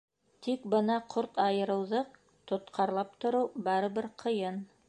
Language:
Bashkir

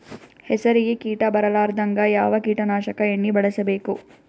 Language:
Kannada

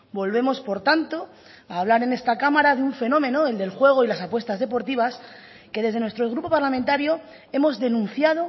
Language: Spanish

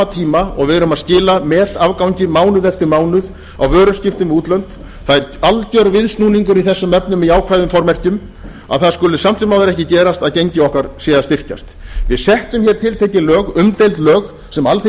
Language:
Icelandic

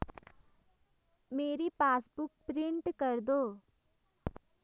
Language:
Hindi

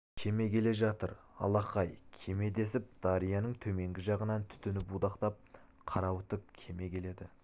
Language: Kazakh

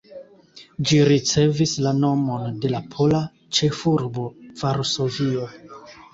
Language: Esperanto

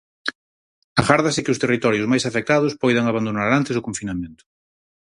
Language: Galician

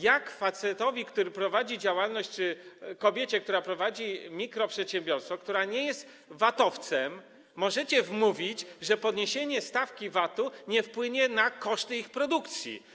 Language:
Polish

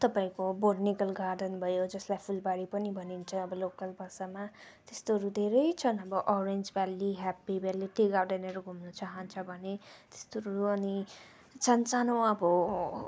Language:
Nepali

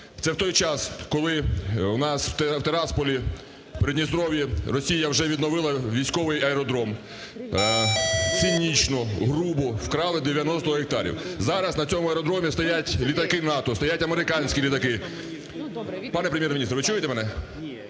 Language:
Ukrainian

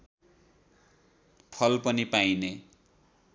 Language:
Nepali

